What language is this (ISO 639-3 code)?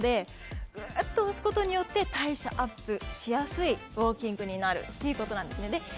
jpn